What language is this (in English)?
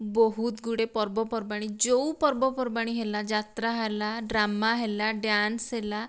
Odia